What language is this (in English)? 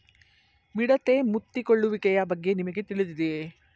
Kannada